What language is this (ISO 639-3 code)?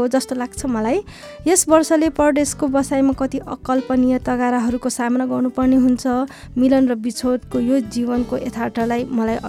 jpn